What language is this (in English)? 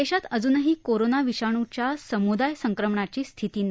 Marathi